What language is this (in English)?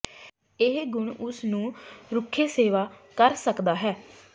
Punjabi